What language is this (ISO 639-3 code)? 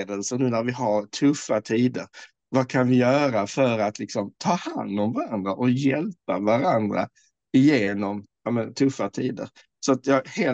swe